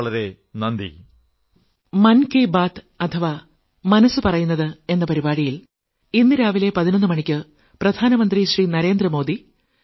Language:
Malayalam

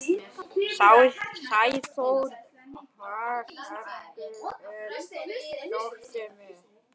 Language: Icelandic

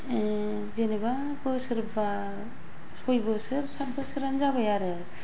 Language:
Bodo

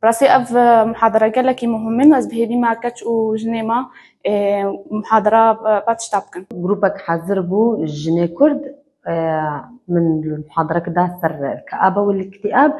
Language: Arabic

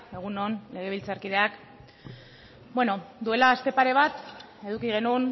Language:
Basque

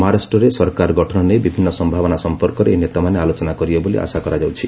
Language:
Odia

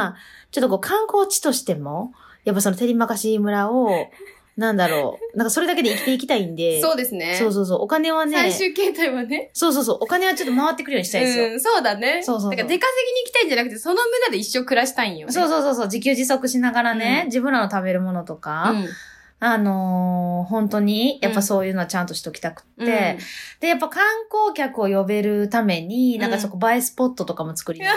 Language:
Japanese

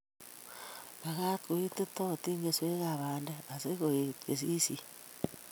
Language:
Kalenjin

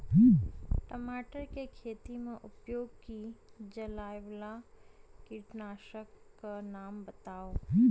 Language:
Maithili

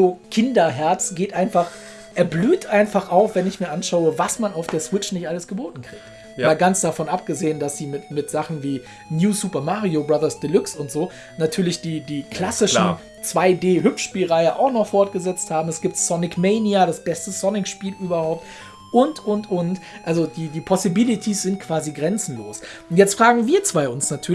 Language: German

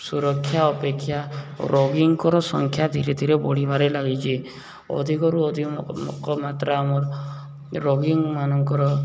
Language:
Odia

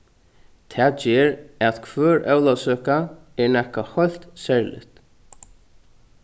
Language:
Faroese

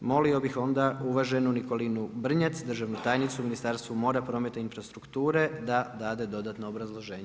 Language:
Croatian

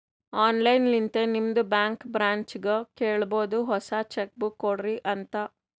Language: Kannada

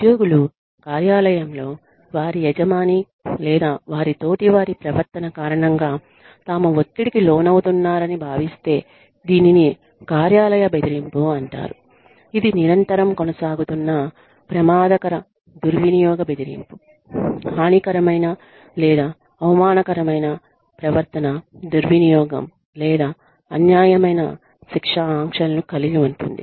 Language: Telugu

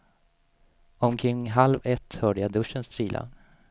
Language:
Swedish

